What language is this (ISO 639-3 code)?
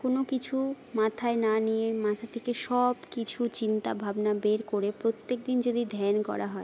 ben